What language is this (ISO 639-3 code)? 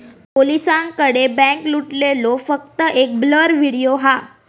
mar